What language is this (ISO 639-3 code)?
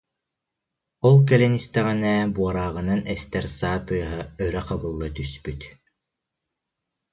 sah